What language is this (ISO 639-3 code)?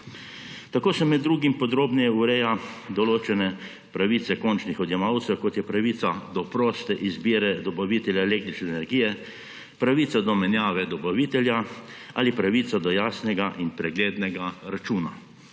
slv